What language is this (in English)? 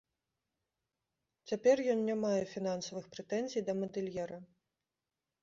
Belarusian